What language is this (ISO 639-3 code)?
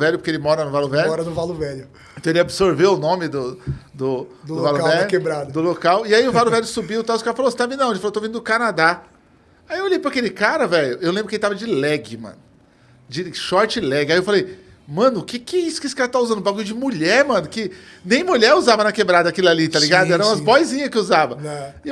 por